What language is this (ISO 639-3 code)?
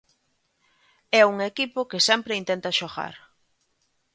glg